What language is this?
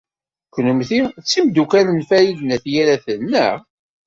Kabyle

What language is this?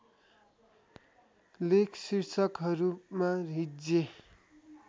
Nepali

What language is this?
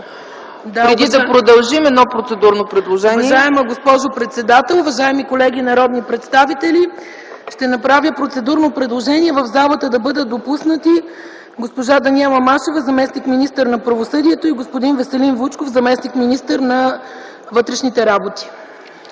Bulgarian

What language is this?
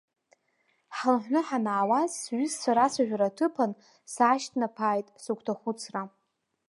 Abkhazian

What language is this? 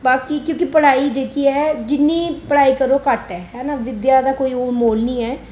Dogri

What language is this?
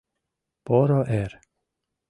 Mari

